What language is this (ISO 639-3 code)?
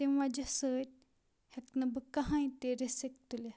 kas